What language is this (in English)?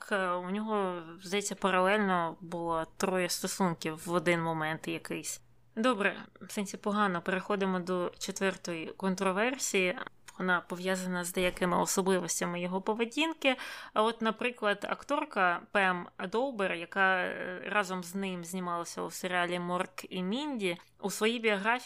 Ukrainian